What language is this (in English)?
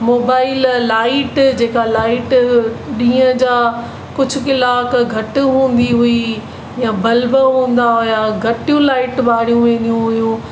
Sindhi